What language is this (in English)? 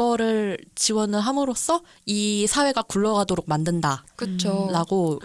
Korean